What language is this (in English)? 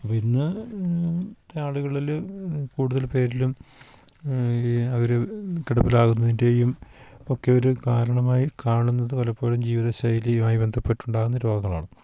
Malayalam